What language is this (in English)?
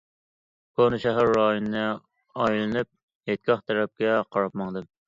Uyghur